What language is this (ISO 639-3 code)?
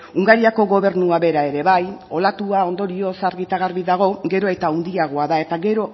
eus